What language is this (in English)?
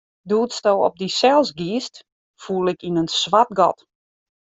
Western Frisian